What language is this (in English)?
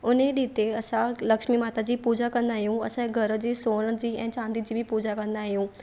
Sindhi